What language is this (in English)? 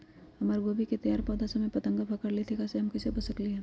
Magahi